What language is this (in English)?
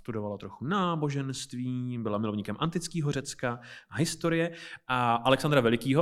Czech